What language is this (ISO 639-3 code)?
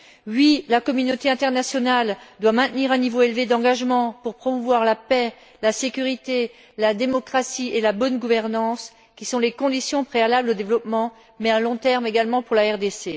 fra